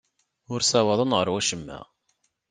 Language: Kabyle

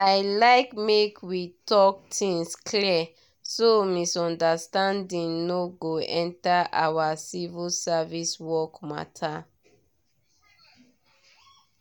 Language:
Nigerian Pidgin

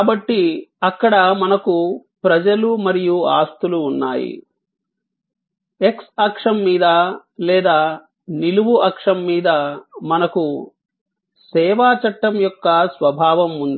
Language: Telugu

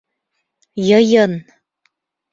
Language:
Bashkir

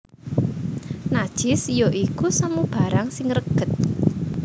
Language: Javanese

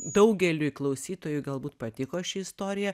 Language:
Lithuanian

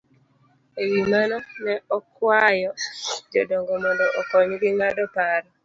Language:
Luo (Kenya and Tanzania)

